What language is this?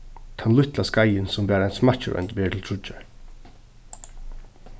Faroese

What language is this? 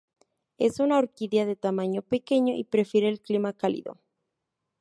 Spanish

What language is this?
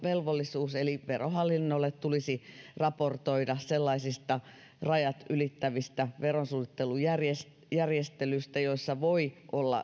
Finnish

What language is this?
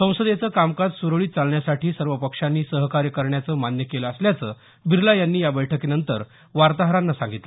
Marathi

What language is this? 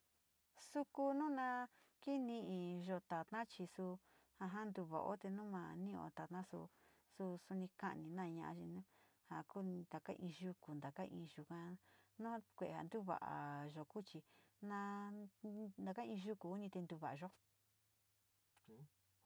Sinicahua Mixtec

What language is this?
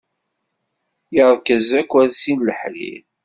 Kabyle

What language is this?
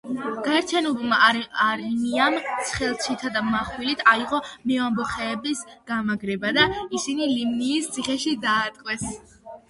Georgian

